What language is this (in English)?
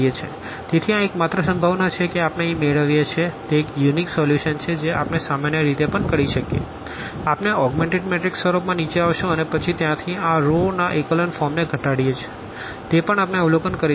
Gujarati